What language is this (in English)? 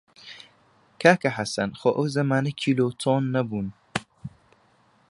Central Kurdish